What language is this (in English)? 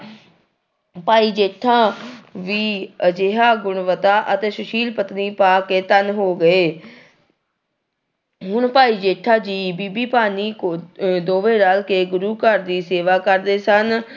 Punjabi